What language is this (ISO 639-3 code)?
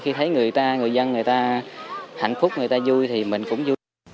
vie